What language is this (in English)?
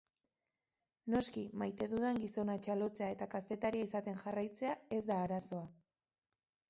Basque